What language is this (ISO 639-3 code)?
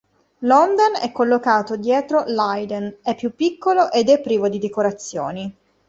ita